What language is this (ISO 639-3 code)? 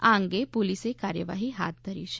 guj